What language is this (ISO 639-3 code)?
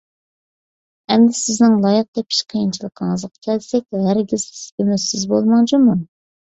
uig